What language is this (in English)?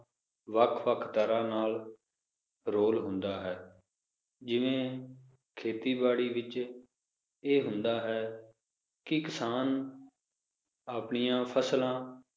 Punjabi